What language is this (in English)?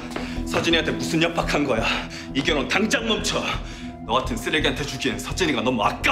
Korean